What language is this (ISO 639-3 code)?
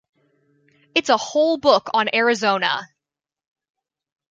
eng